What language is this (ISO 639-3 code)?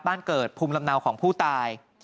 tha